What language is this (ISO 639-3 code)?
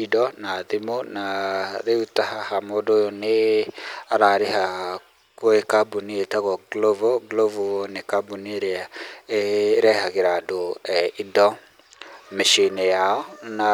kik